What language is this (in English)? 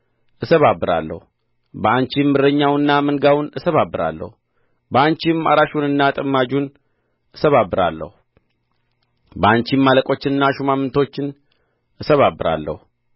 Amharic